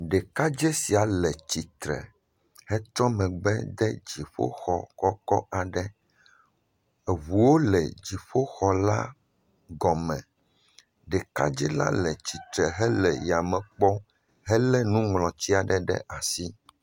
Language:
Ewe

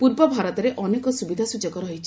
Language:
Odia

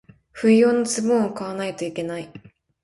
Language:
Japanese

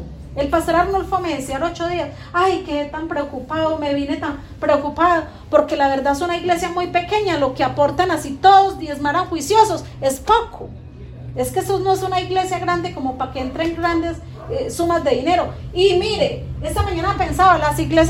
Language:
Spanish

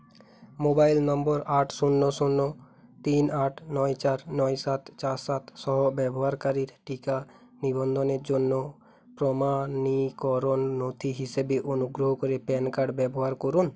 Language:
Bangla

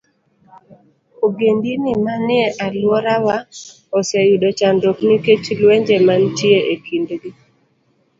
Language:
Luo (Kenya and Tanzania)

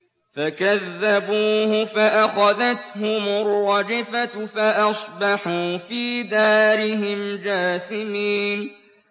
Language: Arabic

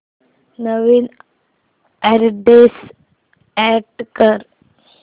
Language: Marathi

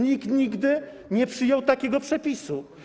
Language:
Polish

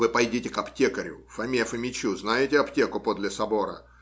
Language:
Russian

